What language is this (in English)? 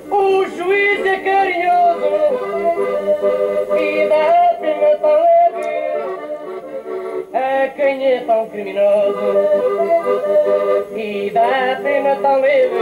Portuguese